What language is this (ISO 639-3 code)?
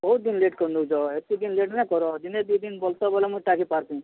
ori